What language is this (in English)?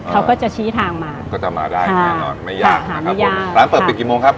Thai